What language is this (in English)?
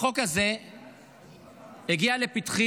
Hebrew